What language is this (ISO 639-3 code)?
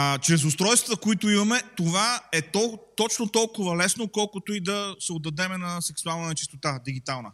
bul